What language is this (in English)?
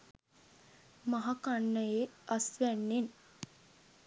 Sinhala